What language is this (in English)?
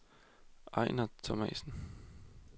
Danish